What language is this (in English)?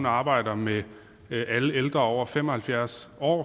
Danish